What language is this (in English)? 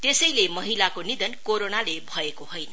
Nepali